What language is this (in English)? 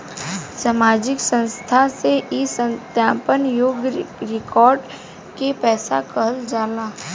Bhojpuri